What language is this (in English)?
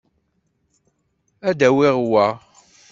Kabyle